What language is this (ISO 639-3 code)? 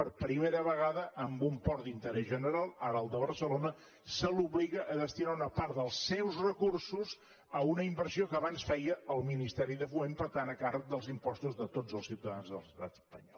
cat